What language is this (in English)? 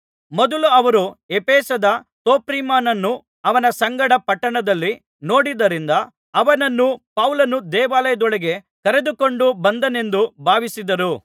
Kannada